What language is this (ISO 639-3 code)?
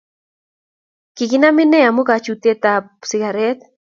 kln